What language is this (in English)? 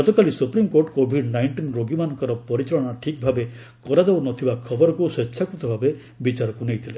Odia